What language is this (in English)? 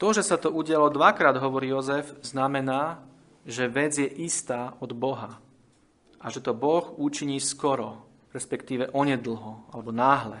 Slovak